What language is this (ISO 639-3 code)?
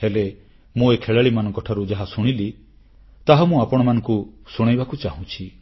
ori